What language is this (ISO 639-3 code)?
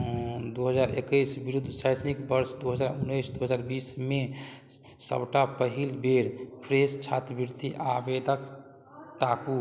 mai